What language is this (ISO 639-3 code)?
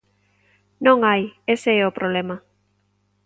glg